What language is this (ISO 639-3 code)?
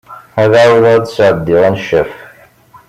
kab